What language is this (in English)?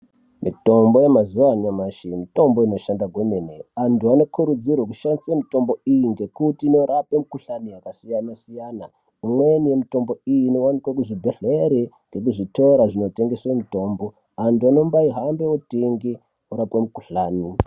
Ndau